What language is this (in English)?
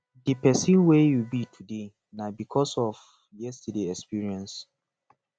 Nigerian Pidgin